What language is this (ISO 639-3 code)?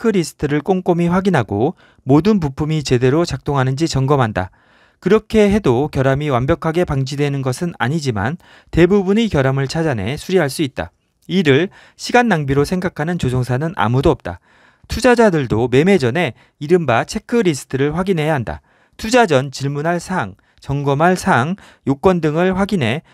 kor